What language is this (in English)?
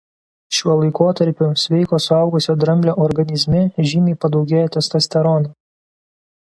Lithuanian